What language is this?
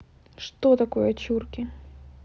Russian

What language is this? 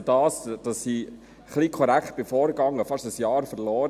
Swiss German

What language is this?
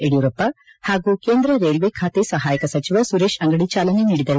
Kannada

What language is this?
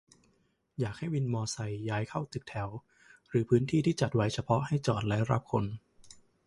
Thai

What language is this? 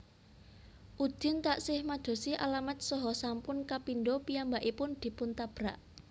Javanese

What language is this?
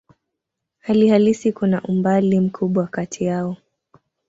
Swahili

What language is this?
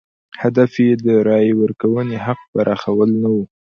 Pashto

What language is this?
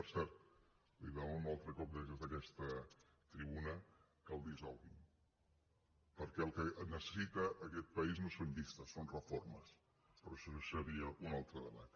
Catalan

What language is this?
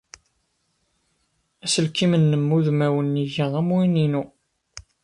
Kabyle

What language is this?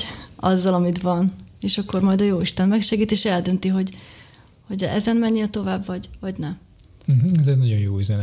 Hungarian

